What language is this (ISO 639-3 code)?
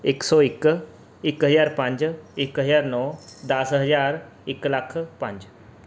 pan